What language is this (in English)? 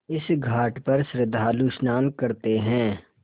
Hindi